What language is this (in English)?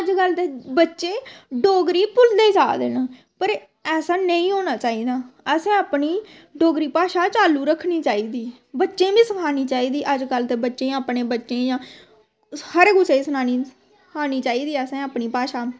Dogri